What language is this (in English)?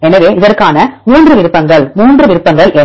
Tamil